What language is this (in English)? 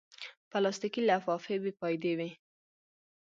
Pashto